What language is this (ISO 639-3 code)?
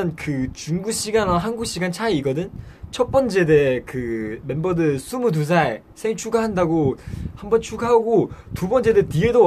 kor